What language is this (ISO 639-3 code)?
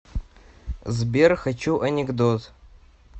rus